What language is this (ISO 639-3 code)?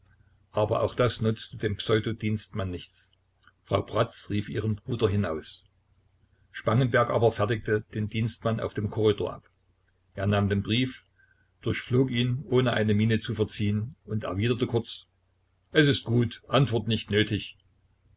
deu